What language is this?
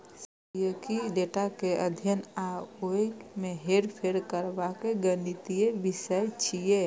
Maithili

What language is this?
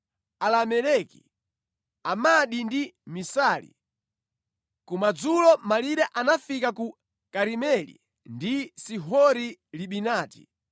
Nyanja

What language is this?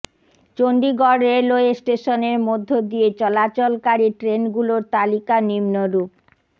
Bangla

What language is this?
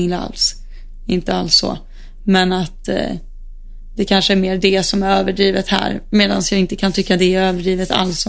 Swedish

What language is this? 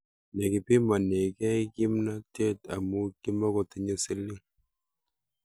Kalenjin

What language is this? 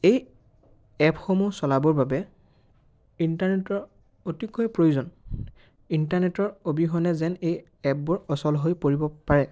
Assamese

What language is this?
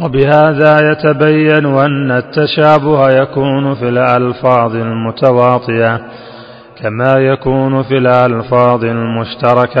Arabic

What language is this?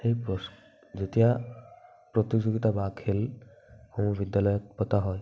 Assamese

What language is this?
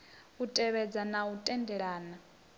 Venda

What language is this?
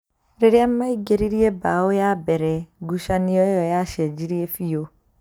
Kikuyu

